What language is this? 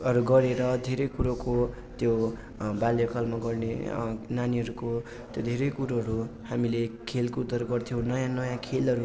Nepali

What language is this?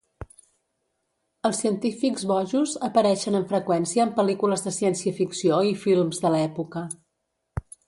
Catalan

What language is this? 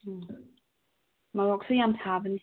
Manipuri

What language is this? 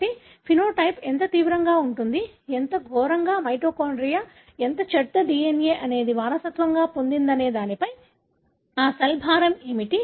Telugu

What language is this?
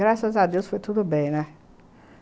Portuguese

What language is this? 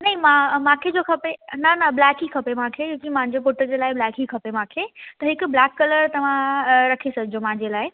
Sindhi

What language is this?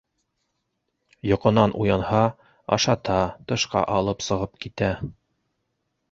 Bashkir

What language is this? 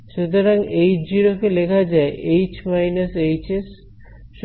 Bangla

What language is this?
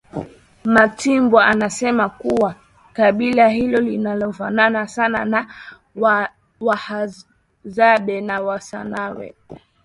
Swahili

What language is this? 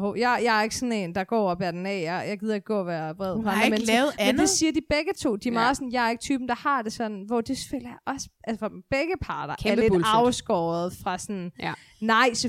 Danish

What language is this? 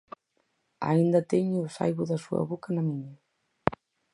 Galician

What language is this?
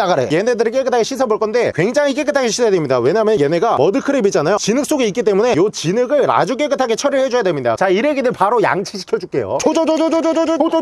Korean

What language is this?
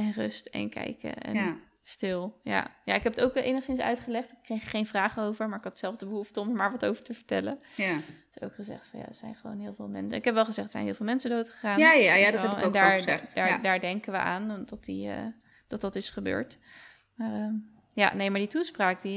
Dutch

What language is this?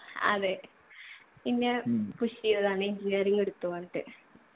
Malayalam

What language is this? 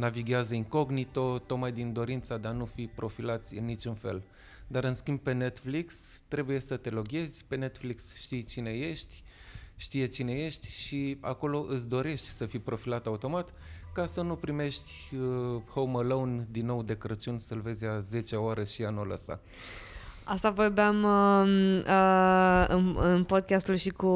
Romanian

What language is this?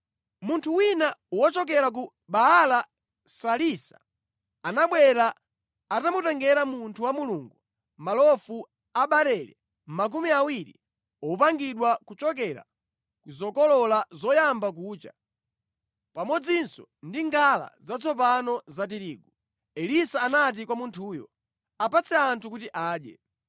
Nyanja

